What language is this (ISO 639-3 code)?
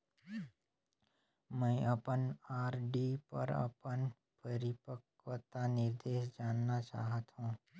hne